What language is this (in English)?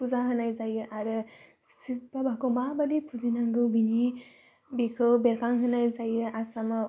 Bodo